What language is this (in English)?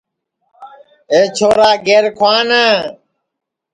Sansi